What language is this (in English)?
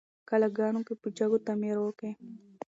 Pashto